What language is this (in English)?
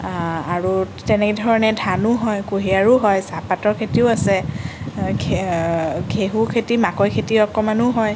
Assamese